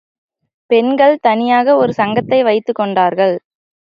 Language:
Tamil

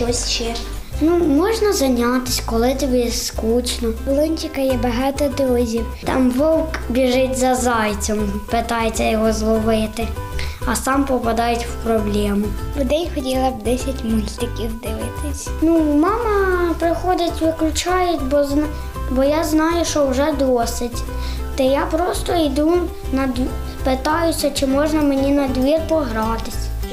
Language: Ukrainian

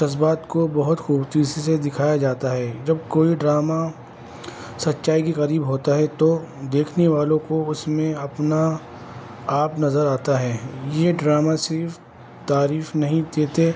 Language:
Urdu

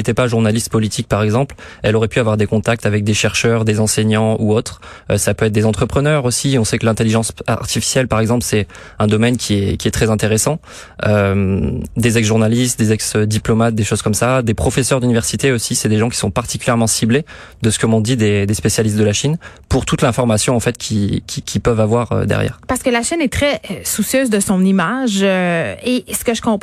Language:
French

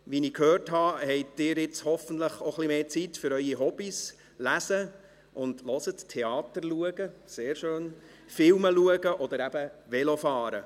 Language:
Swiss German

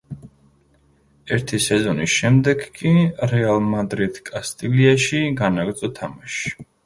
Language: Georgian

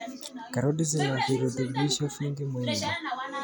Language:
Kalenjin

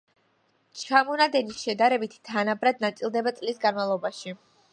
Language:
Georgian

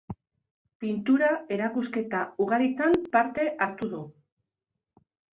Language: Basque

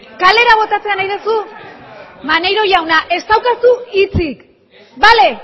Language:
Basque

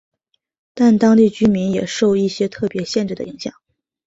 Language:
Chinese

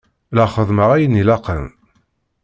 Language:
Kabyle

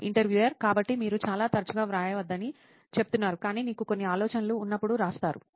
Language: Telugu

